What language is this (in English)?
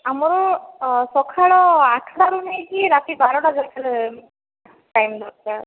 Odia